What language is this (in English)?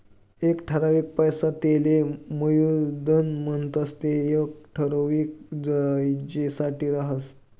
Marathi